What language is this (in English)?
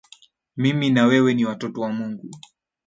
Swahili